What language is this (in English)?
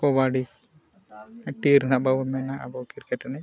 Santali